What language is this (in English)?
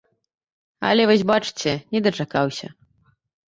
Belarusian